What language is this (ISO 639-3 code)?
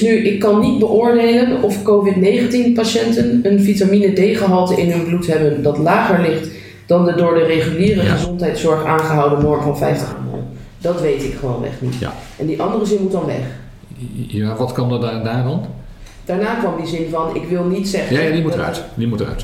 nld